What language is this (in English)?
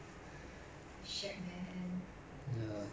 English